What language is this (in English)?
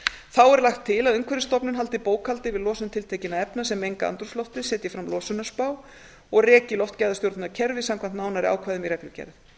Icelandic